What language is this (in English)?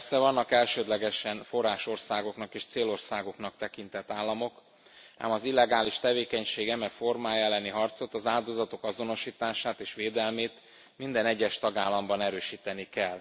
Hungarian